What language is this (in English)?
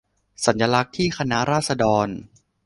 Thai